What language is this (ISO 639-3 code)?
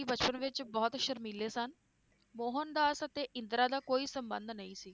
pan